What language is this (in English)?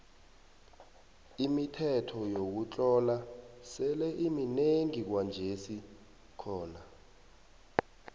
South Ndebele